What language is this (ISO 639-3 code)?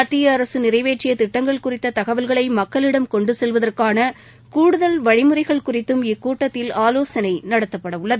tam